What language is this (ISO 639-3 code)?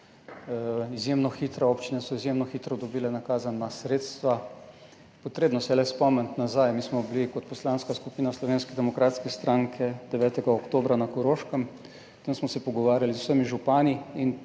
slv